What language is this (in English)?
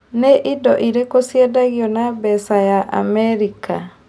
Kikuyu